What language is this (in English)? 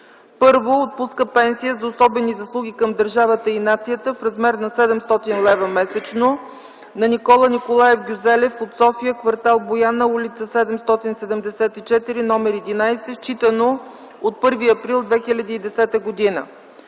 Bulgarian